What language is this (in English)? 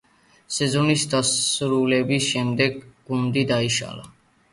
Georgian